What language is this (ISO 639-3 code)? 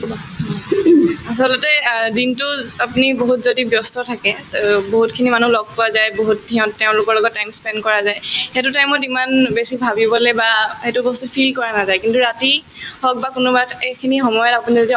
asm